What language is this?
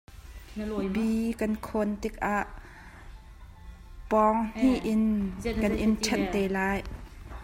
Hakha Chin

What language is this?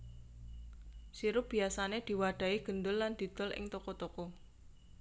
Javanese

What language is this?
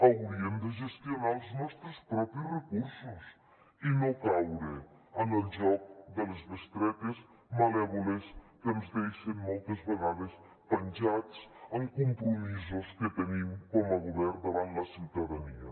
Catalan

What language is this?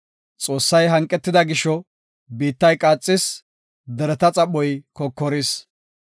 Gofa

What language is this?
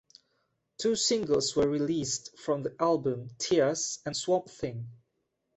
English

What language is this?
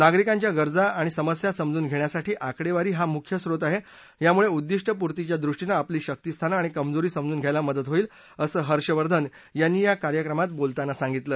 Marathi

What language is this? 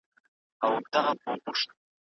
Pashto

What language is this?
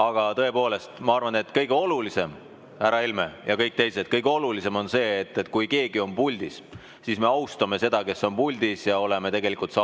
Estonian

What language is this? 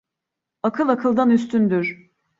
Turkish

